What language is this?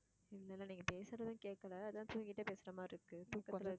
Tamil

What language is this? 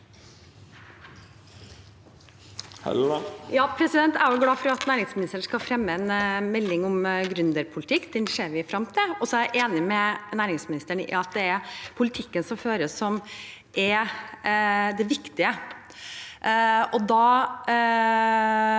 Norwegian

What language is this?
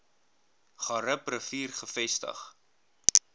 Afrikaans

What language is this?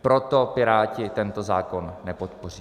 Czech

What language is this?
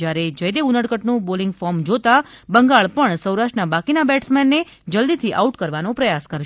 Gujarati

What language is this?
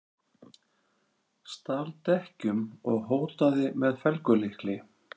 Icelandic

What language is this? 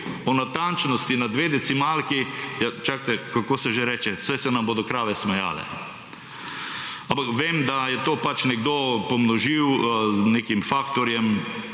Slovenian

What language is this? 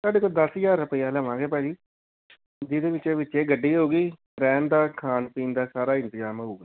Punjabi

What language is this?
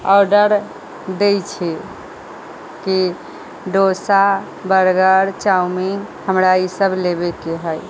Maithili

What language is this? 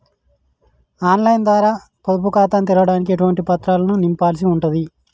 Telugu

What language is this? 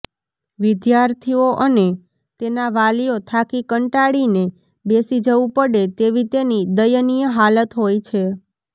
Gujarati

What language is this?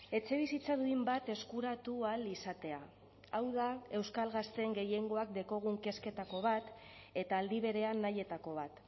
Basque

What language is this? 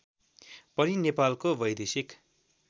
Nepali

